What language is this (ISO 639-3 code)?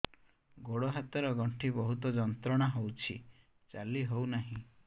ori